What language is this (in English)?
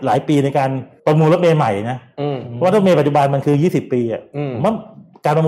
Thai